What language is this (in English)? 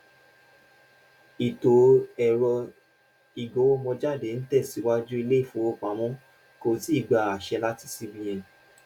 Yoruba